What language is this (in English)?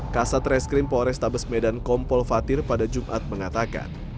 Indonesian